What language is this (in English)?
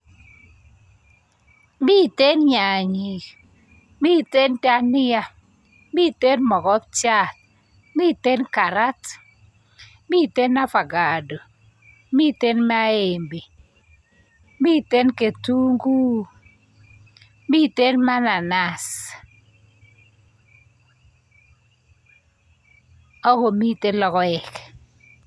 Kalenjin